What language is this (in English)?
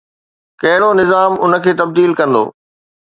Sindhi